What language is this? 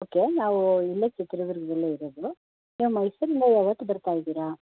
Kannada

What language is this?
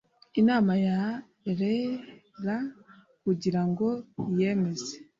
Kinyarwanda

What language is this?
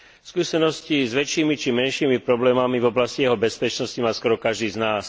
Slovak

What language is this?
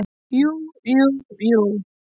Icelandic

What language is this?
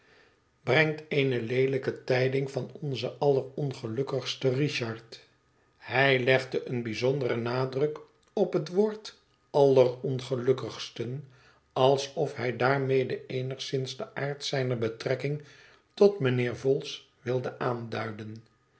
Dutch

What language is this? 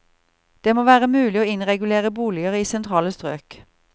Norwegian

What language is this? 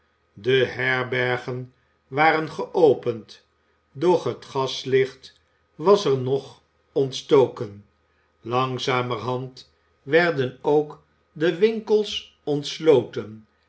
Dutch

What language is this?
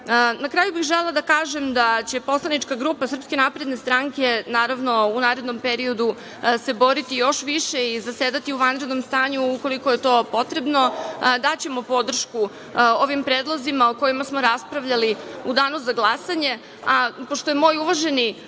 Serbian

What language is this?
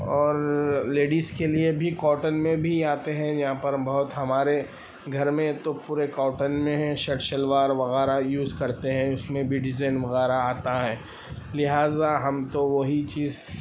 Urdu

